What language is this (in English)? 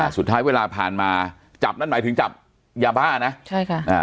Thai